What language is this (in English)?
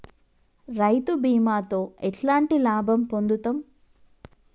Telugu